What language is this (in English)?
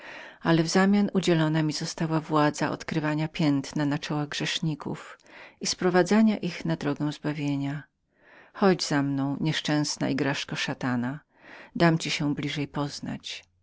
Polish